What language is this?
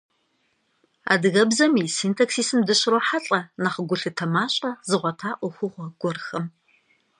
Kabardian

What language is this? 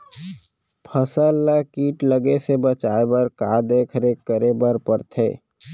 Chhattisgarhi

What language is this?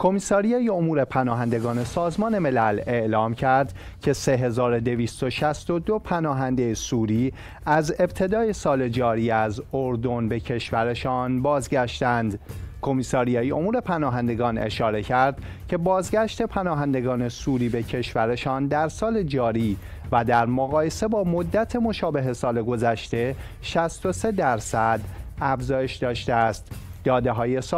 Persian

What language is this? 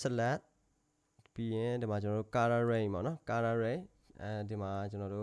Korean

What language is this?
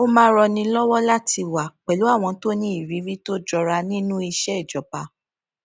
Yoruba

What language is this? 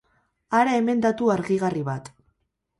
Basque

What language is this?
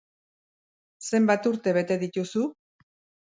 Basque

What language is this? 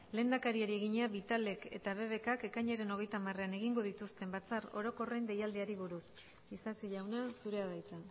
Basque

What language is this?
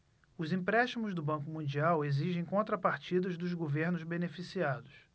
Portuguese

